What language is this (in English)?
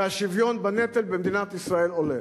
Hebrew